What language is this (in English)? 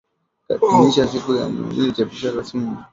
Swahili